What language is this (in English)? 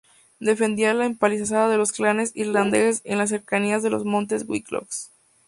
Spanish